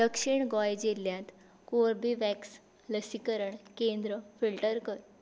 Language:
Konkani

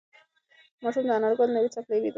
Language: Pashto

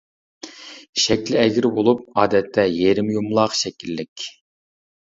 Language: Uyghur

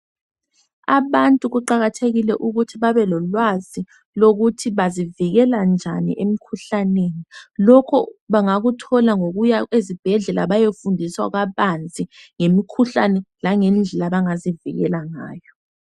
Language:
North Ndebele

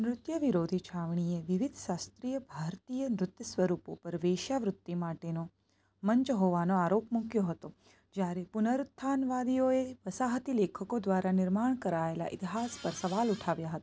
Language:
Gujarati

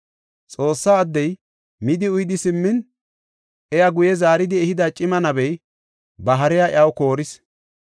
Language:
Gofa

